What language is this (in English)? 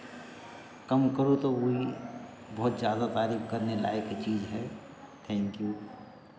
Hindi